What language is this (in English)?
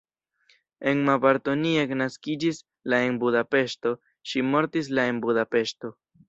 Esperanto